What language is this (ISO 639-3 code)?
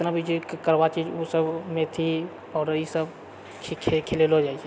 mai